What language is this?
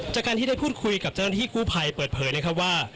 Thai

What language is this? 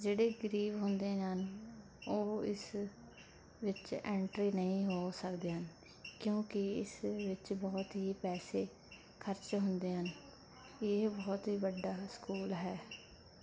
Punjabi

